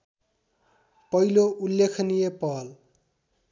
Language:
Nepali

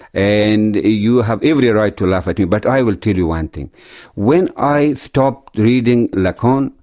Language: English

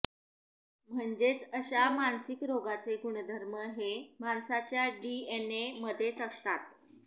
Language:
Marathi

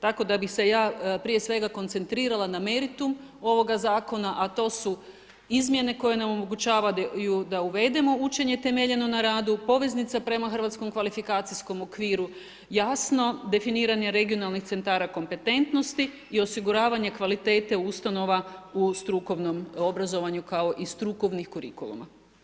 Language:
Croatian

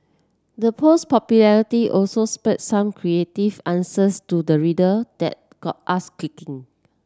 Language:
English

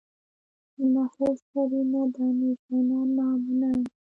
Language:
Pashto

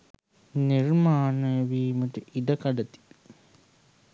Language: Sinhala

